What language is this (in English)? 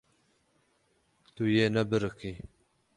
Kurdish